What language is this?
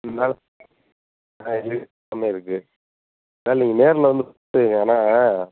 Tamil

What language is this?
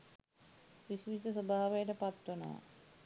Sinhala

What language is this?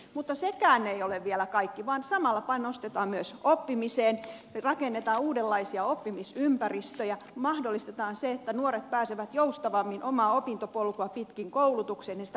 Finnish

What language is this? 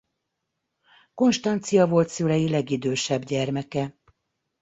Hungarian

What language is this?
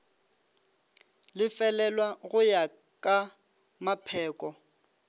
Northern Sotho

